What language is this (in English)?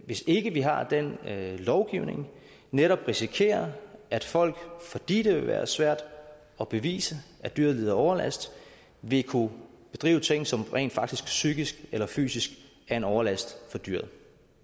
Danish